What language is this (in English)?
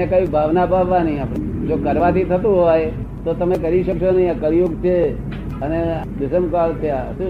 Gujarati